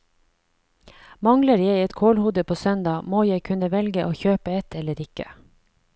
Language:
Norwegian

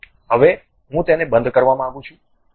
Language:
Gujarati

